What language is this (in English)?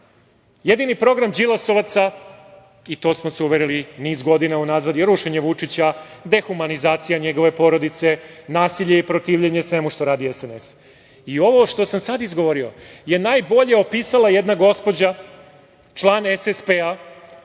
Serbian